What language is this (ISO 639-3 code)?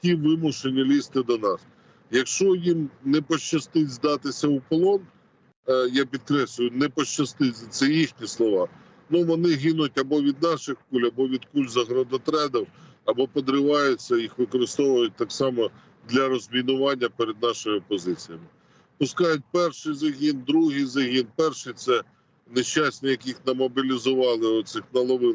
ukr